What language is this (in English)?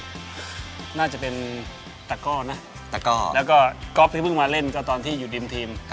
Thai